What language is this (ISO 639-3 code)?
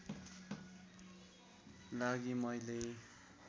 nep